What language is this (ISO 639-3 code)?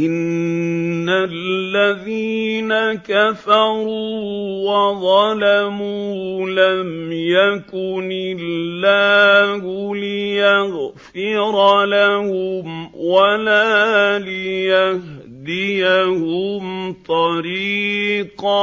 ara